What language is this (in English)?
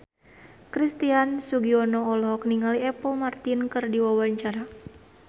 Sundanese